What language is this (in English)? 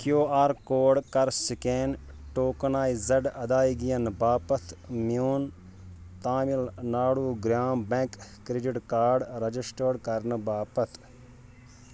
Kashmiri